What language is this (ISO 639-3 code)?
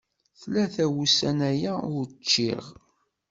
kab